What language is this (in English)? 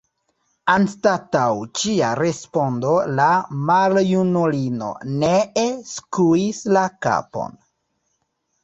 Esperanto